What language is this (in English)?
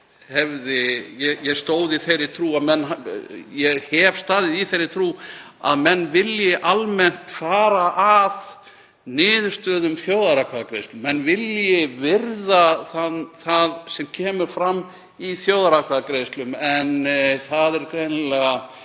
Icelandic